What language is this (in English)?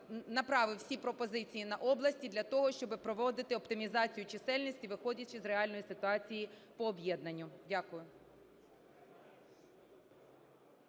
Ukrainian